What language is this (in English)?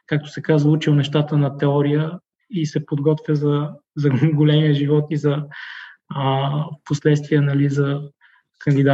Bulgarian